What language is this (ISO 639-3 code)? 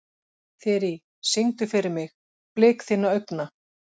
isl